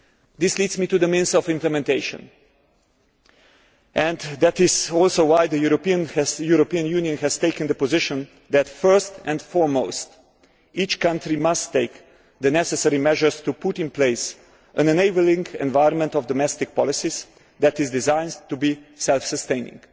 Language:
English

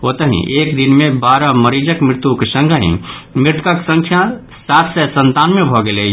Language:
Maithili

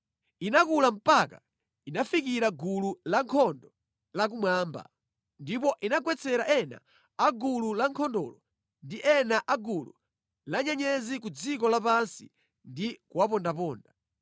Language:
Nyanja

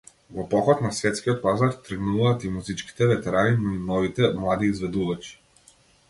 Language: Macedonian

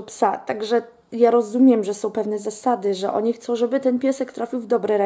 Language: Polish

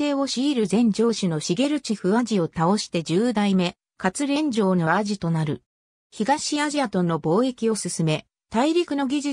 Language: Japanese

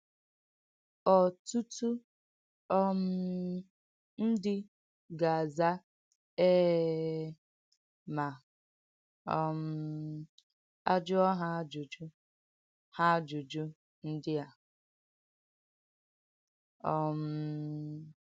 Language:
Igbo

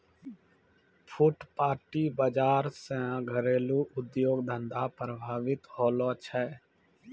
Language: Maithili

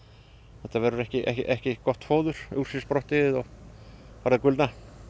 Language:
Icelandic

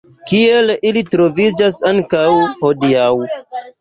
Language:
Esperanto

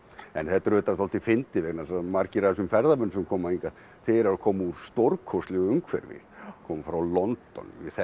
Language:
Icelandic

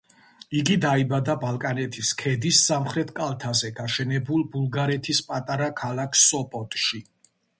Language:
Georgian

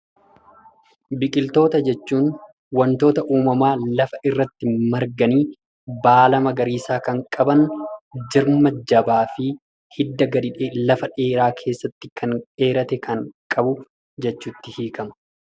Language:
Oromo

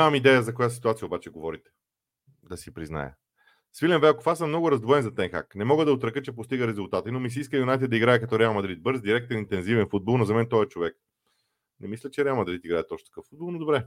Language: Bulgarian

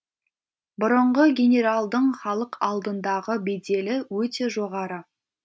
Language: Kazakh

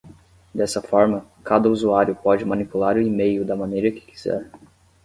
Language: Portuguese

